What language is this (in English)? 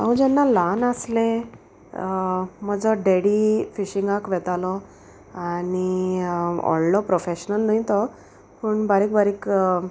Konkani